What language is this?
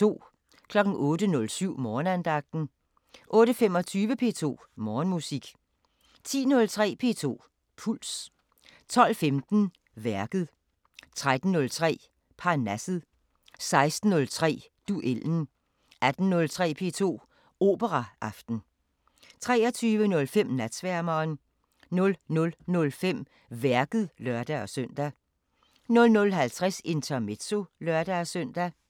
Danish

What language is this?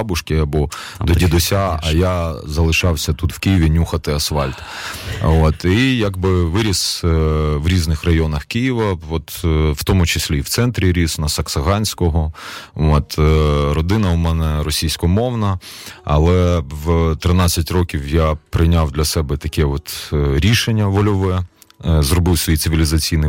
Ukrainian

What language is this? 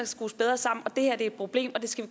Danish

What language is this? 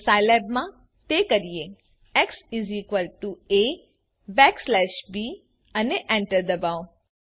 Gujarati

